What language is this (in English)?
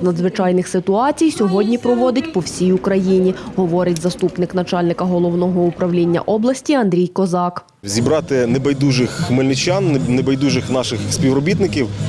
Ukrainian